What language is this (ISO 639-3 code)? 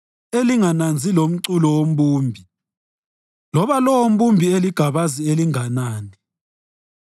nde